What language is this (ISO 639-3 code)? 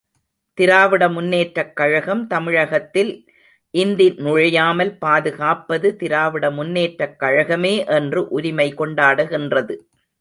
tam